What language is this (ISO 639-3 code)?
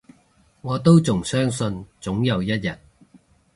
yue